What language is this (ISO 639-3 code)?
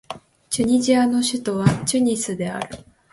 jpn